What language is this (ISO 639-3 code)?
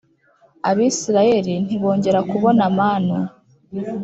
kin